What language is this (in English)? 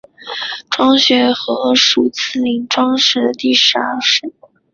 Chinese